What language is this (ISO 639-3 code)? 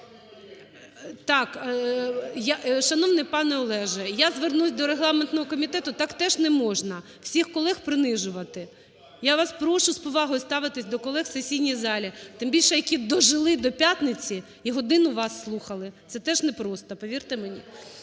ukr